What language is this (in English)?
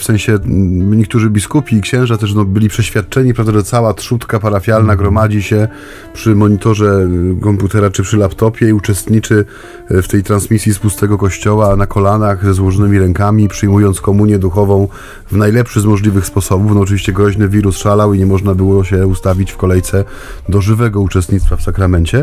Polish